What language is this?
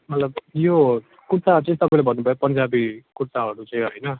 Nepali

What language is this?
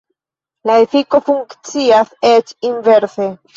Esperanto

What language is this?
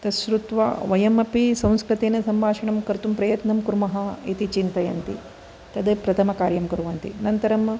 Sanskrit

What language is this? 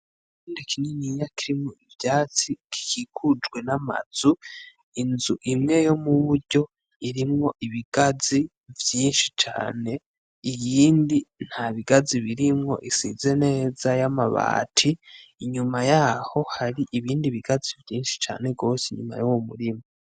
Rundi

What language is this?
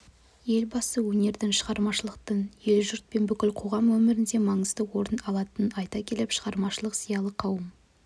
Kazakh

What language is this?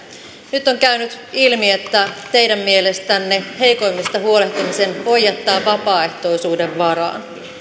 Finnish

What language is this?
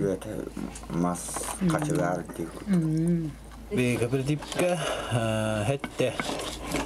Arabic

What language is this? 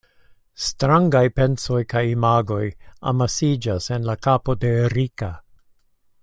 Esperanto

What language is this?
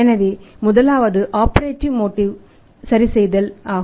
Tamil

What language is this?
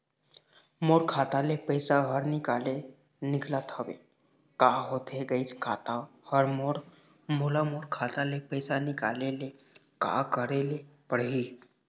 Chhattisgarhi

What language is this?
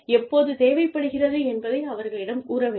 Tamil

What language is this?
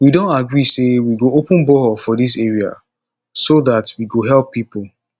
Nigerian Pidgin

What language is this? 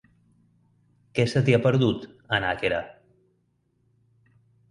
Catalan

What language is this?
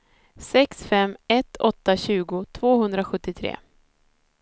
Swedish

